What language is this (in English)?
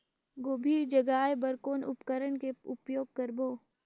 Chhattisgarhi